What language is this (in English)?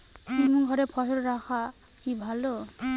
Bangla